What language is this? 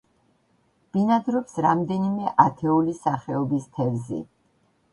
Georgian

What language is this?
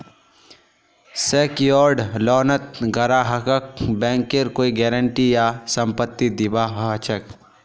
Magahi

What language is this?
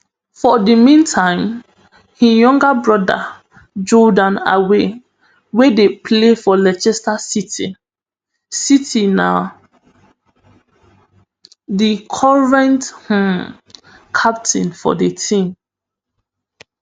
Nigerian Pidgin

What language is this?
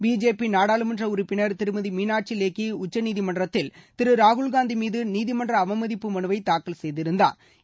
Tamil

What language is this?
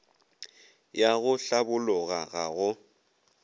Northern Sotho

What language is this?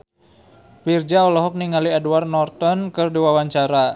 Sundanese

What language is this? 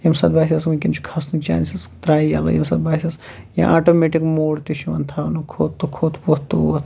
Kashmiri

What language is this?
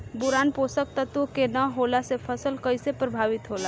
Bhojpuri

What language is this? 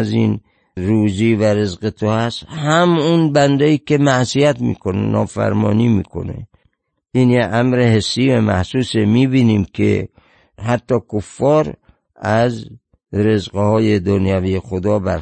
Persian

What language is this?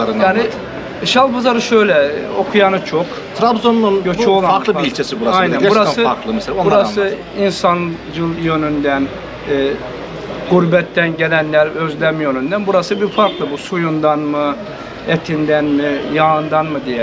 Turkish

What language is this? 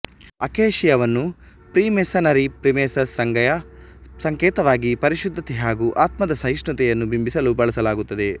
Kannada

